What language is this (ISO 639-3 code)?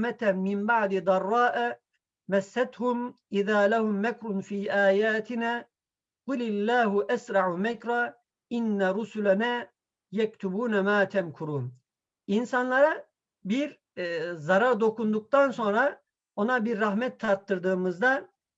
tur